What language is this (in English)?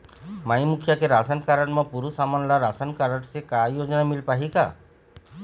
Chhattisgarhi